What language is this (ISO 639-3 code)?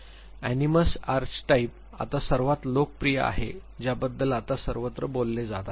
mar